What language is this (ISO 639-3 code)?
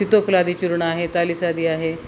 mar